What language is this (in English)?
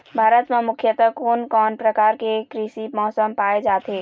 Chhattisgarhi